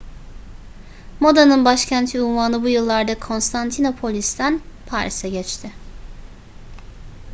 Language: Turkish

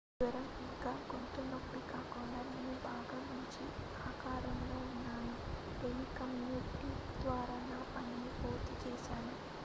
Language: Telugu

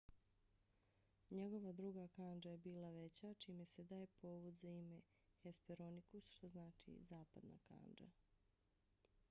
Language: Bosnian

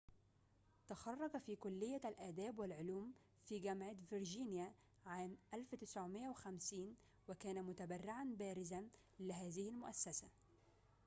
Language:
Arabic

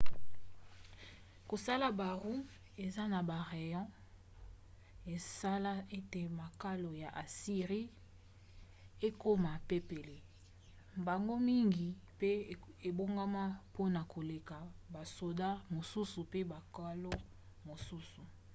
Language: Lingala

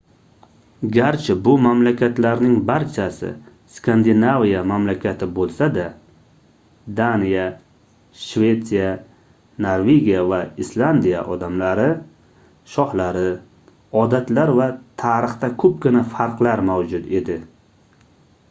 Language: Uzbek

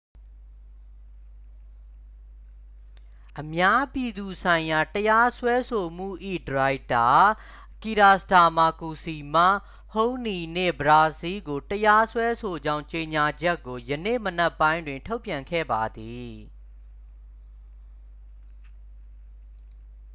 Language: Burmese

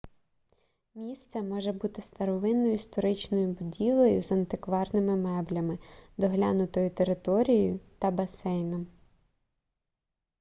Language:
Ukrainian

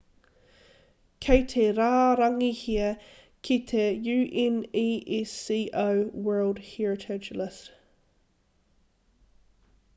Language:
Māori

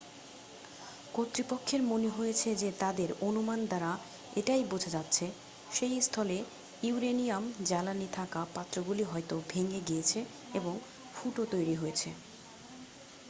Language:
Bangla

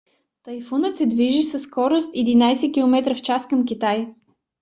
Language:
Bulgarian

